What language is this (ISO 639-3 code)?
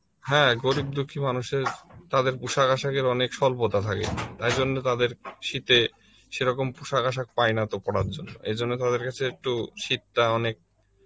ben